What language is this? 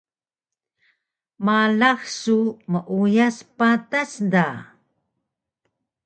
Taroko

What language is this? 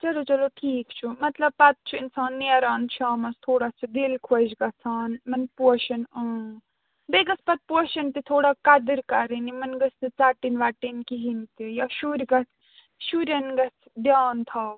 Kashmiri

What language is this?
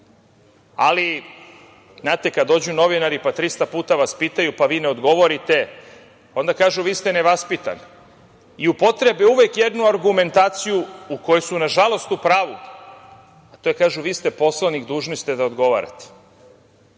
Serbian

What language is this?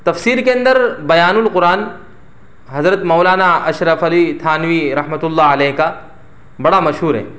Urdu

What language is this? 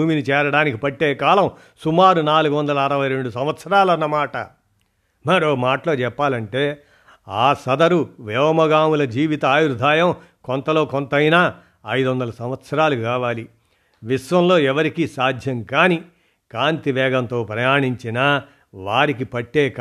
Telugu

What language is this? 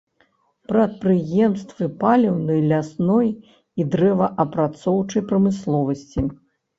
Belarusian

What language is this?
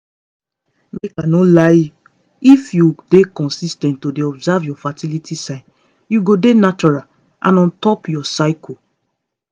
Nigerian Pidgin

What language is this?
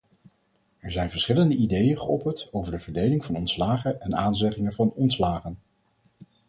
Dutch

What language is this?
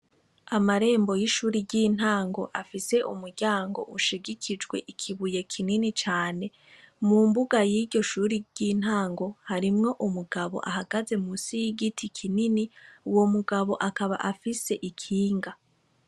Rundi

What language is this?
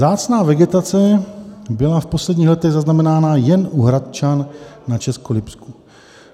Czech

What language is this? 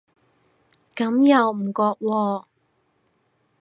Cantonese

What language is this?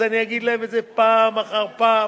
Hebrew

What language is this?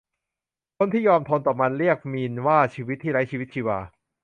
Thai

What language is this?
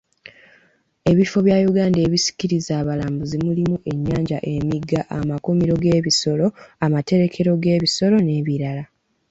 Ganda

